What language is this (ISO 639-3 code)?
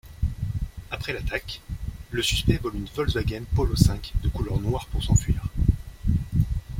fra